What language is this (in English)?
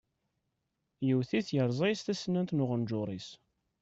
Kabyle